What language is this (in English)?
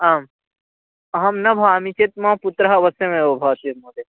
Sanskrit